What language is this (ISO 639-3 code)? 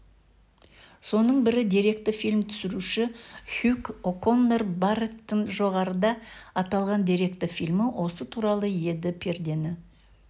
kaz